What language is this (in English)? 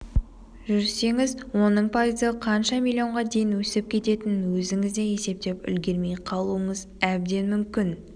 Kazakh